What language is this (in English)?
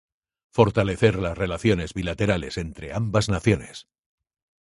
Spanish